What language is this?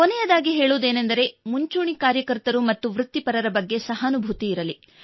Kannada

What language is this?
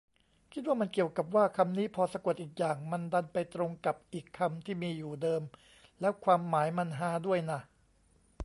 Thai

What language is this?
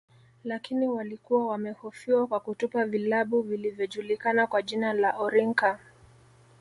Swahili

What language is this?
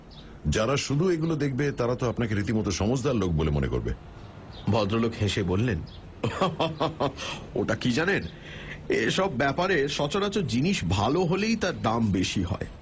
Bangla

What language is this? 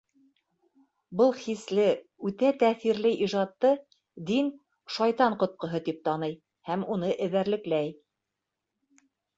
Bashkir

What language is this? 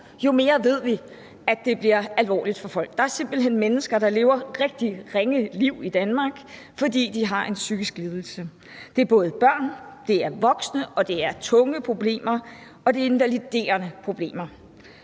Danish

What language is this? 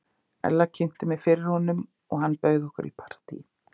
Icelandic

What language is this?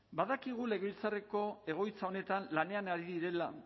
Basque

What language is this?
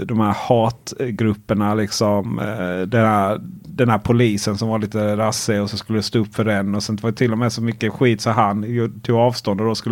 Swedish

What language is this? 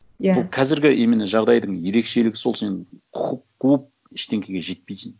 Kazakh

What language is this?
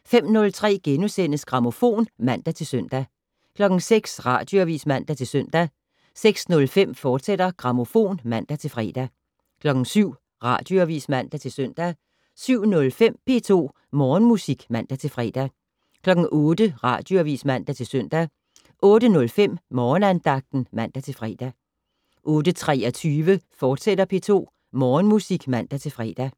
Danish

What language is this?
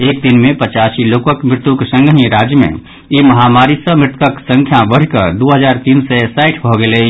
Maithili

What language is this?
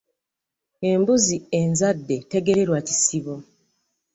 Ganda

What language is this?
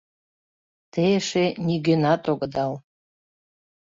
Mari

